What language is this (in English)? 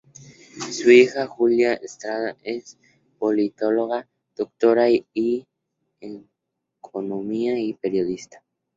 Spanish